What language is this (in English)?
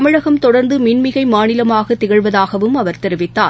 Tamil